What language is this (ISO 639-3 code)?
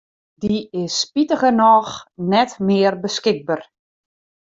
fry